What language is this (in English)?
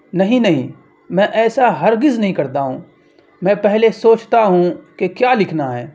Urdu